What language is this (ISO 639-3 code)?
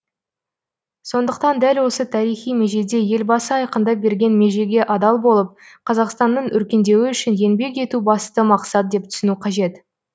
kaz